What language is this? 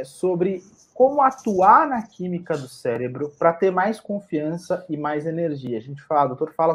Portuguese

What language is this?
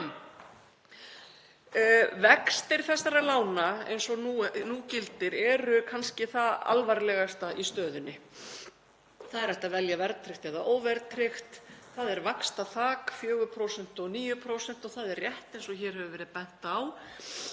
Icelandic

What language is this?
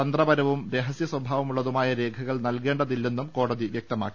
Malayalam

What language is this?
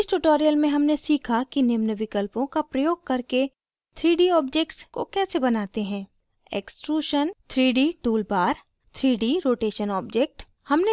Hindi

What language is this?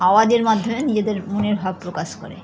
Bangla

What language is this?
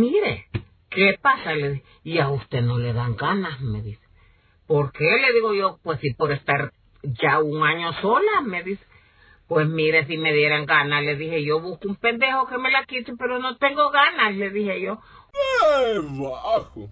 Spanish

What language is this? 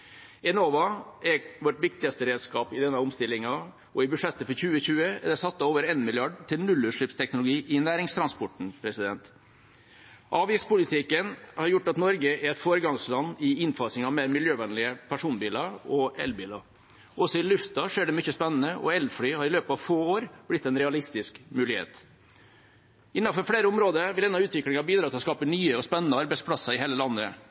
Norwegian Bokmål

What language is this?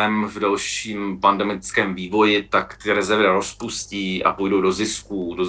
Czech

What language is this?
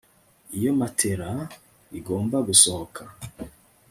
Kinyarwanda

